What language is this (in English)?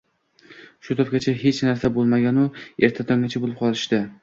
Uzbek